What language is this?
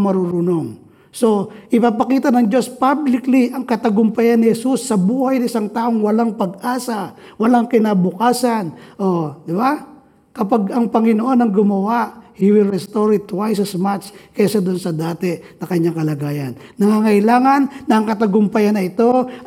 Filipino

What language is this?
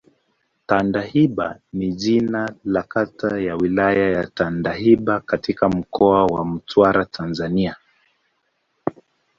Swahili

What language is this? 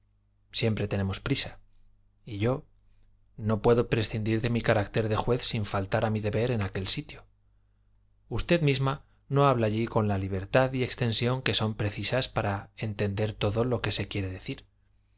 Spanish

